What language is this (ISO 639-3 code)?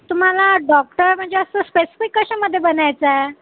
mar